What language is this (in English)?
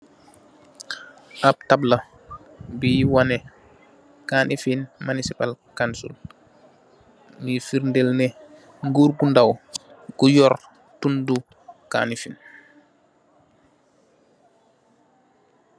Wolof